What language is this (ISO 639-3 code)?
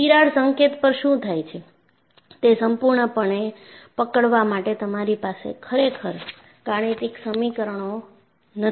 guj